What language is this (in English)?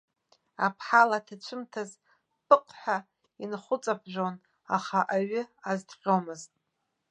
Abkhazian